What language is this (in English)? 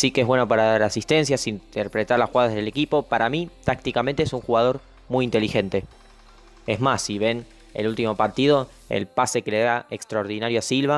Spanish